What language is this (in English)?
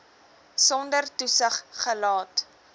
Afrikaans